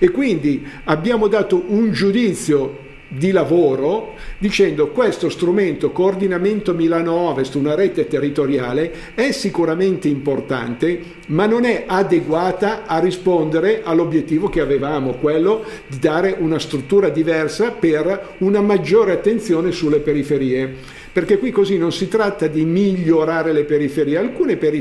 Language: Italian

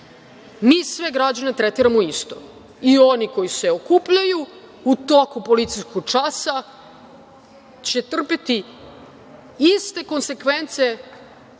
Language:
Serbian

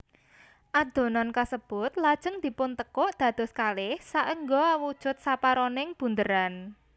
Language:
Javanese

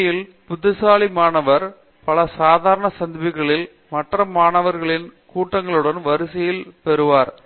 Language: Tamil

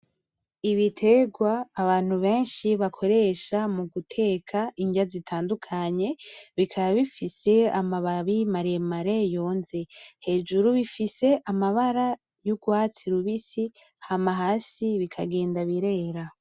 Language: Rundi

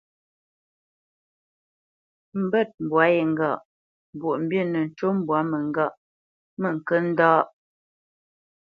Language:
Bamenyam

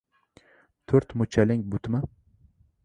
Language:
Uzbek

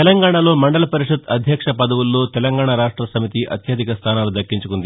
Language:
Telugu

